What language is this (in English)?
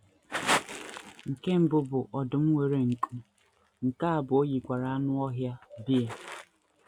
Igbo